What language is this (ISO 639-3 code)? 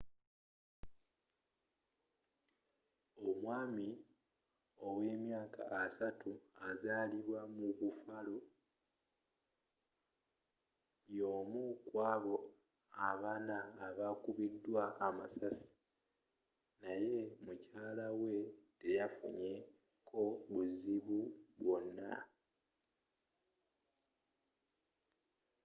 lug